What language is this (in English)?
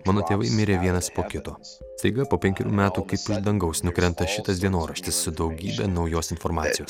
Lithuanian